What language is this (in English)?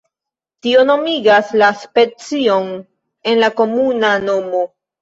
Esperanto